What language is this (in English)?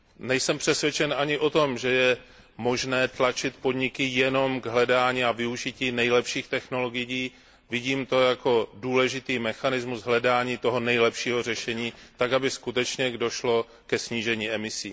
Czech